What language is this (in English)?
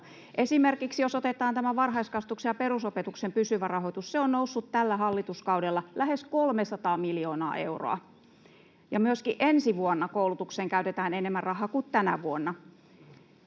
Finnish